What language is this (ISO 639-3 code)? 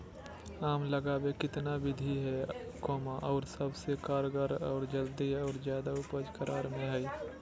mag